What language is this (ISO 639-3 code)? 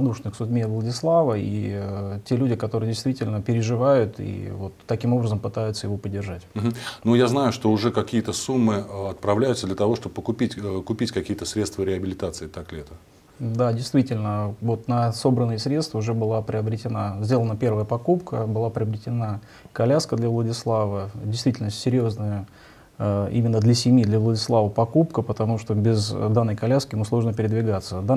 rus